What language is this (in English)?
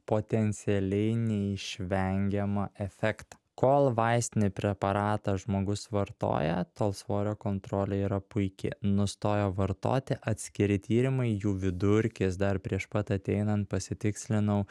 Lithuanian